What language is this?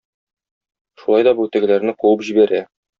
Tatar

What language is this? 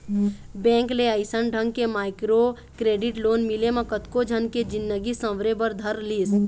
Chhattisgarhi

